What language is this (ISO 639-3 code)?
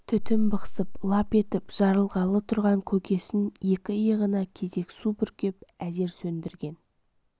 kaz